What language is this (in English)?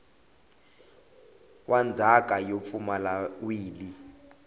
Tsonga